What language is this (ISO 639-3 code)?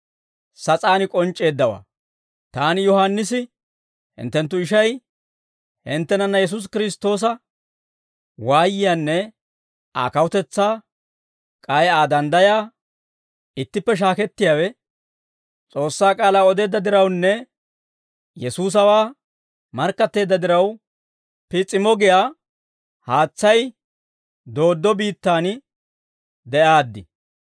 dwr